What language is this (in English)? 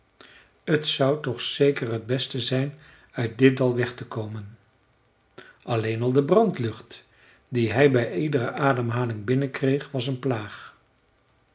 Dutch